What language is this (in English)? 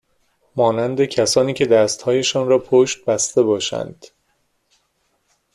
Persian